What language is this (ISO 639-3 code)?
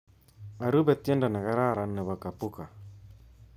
kln